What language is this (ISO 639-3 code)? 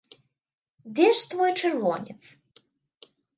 bel